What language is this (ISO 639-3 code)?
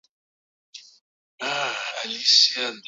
eus